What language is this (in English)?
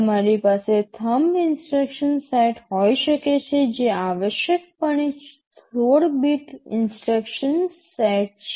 Gujarati